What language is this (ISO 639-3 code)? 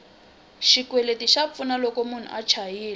tso